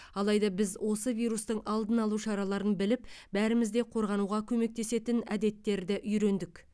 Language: Kazakh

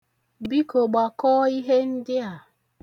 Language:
Igbo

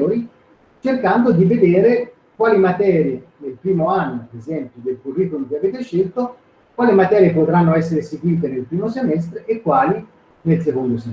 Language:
Italian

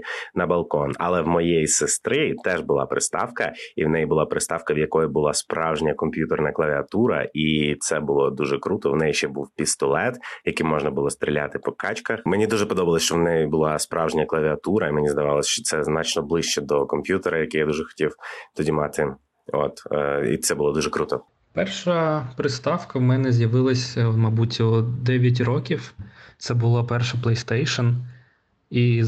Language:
Ukrainian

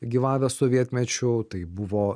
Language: Lithuanian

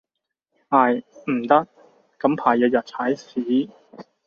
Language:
Cantonese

